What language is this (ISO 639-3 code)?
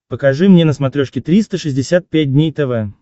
rus